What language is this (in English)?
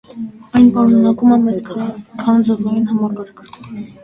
Armenian